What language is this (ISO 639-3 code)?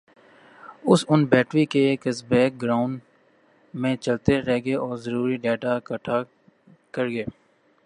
urd